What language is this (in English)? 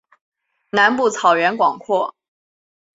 Chinese